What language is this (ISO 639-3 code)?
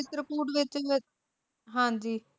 pan